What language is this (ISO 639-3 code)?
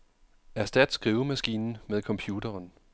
dan